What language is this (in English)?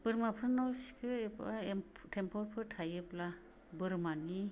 Bodo